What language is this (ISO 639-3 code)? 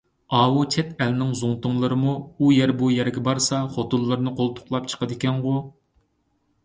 uig